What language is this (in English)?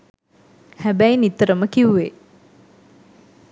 Sinhala